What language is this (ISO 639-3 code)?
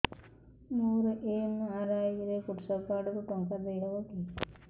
ori